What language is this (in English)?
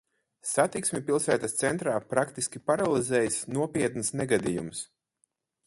Latvian